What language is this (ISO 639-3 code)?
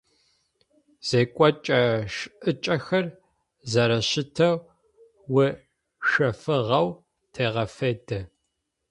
ady